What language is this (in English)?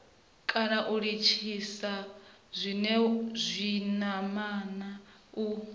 Venda